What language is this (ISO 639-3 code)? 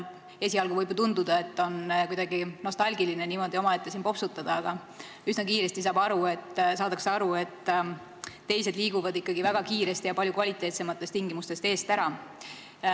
est